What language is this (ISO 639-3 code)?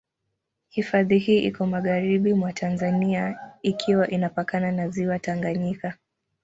swa